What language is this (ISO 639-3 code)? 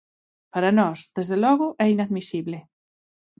glg